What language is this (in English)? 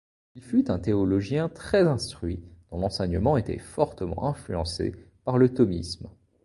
French